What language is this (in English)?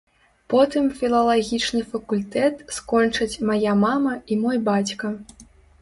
Belarusian